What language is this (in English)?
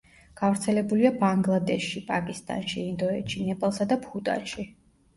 Georgian